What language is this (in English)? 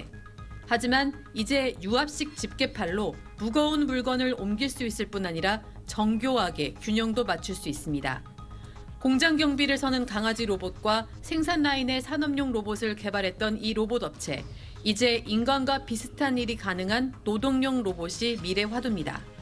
Korean